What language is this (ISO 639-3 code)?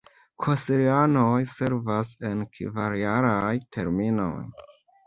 epo